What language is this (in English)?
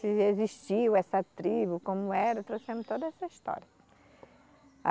Portuguese